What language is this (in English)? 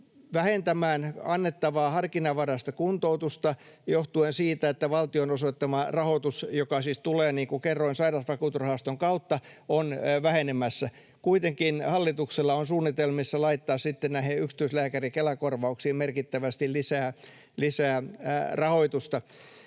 Finnish